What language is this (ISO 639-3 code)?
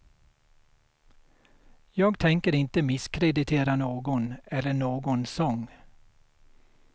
swe